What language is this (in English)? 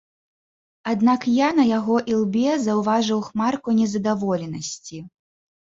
Belarusian